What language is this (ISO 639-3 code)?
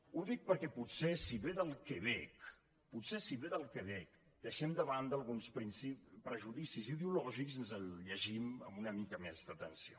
cat